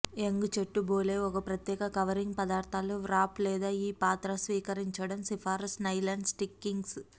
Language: Telugu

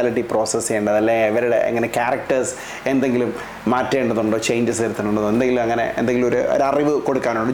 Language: Malayalam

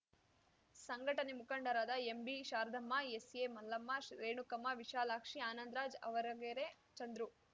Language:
Kannada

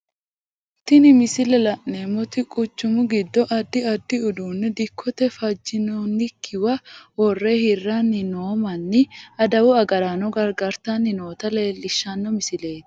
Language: Sidamo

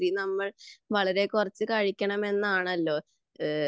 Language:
Malayalam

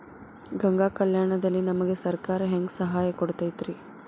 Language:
Kannada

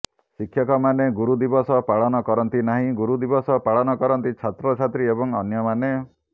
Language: Odia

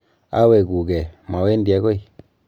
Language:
Kalenjin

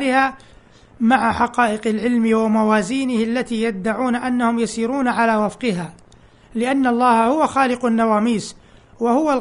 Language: Arabic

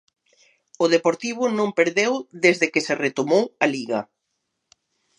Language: Galician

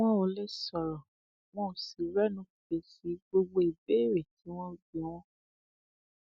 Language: Yoruba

